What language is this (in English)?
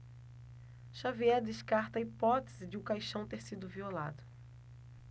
Portuguese